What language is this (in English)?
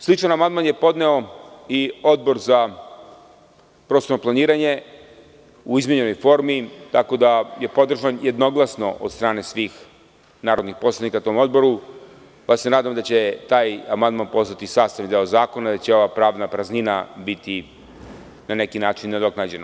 Serbian